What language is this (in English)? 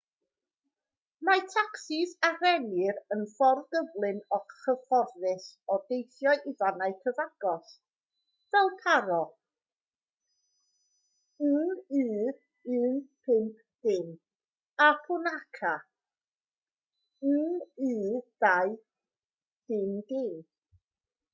Welsh